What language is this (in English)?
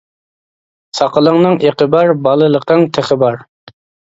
Uyghur